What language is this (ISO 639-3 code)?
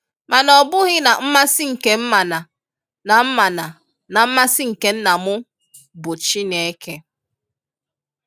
ibo